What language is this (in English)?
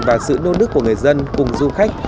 Vietnamese